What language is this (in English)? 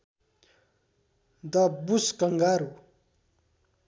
Nepali